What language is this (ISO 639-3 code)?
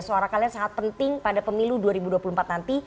ind